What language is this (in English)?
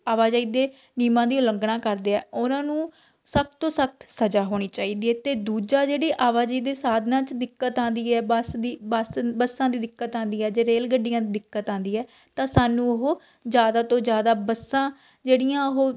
Punjabi